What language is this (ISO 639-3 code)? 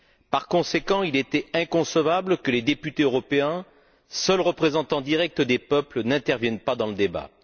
fra